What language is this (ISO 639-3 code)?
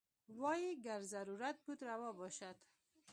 pus